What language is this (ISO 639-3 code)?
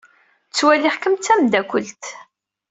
kab